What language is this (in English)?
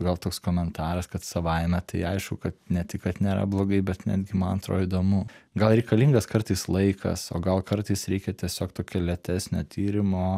Lithuanian